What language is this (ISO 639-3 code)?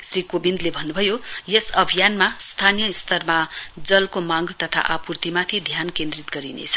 nep